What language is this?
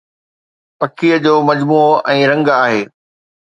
Sindhi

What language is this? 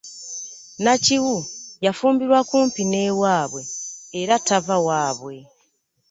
Ganda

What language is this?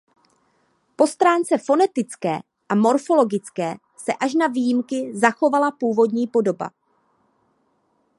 Czech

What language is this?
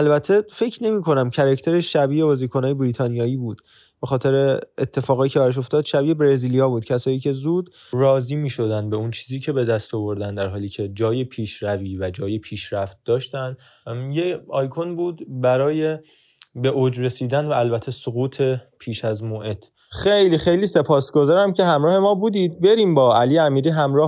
Persian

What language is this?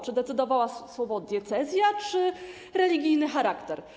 Polish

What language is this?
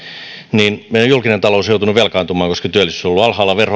Finnish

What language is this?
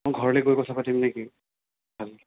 Assamese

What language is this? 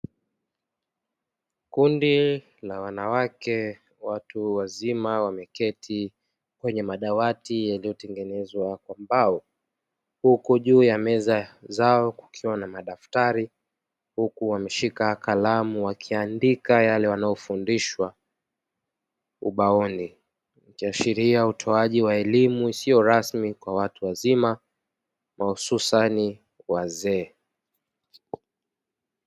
Swahili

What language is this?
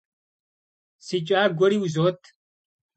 Kabardian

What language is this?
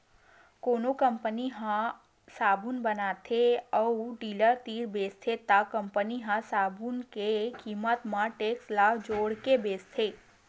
Chhattisgarhi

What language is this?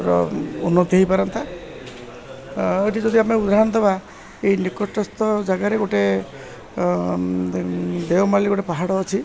Odia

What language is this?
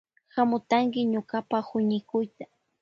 Loja Highland Quichua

